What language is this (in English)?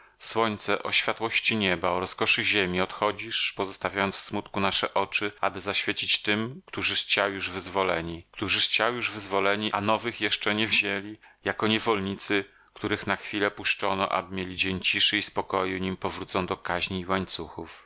Polish